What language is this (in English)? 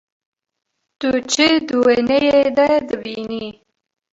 Kurdish